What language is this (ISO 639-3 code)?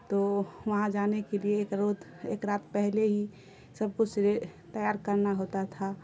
urd